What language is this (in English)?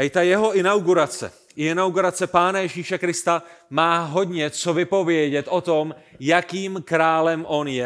Czech